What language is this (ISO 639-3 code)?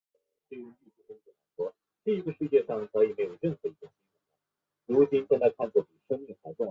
zho